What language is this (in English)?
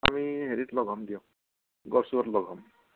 Assamese